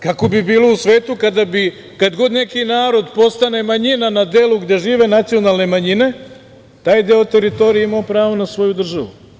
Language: Serbian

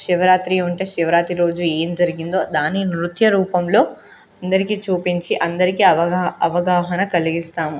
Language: Telugu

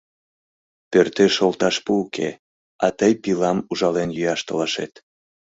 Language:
Mari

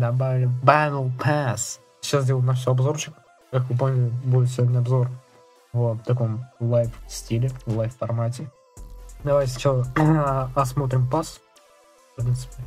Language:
Russian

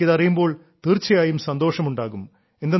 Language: Malayalam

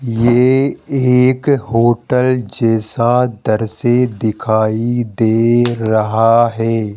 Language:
Hindi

